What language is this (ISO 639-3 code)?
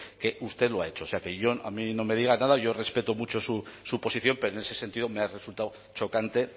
spa